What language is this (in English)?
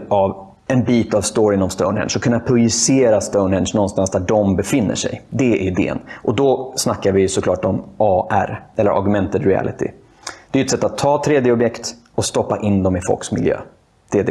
Swedish